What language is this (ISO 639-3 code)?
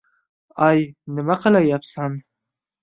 uzb